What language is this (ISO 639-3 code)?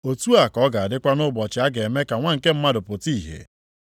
ibo